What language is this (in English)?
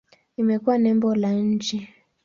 Swahili